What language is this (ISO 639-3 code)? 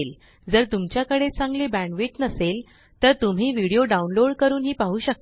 mar